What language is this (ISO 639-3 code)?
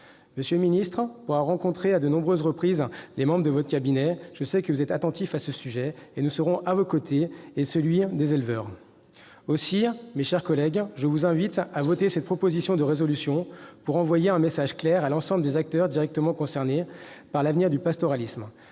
fra